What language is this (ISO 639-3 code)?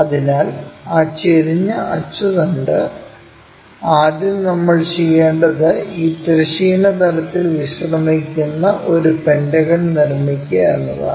mal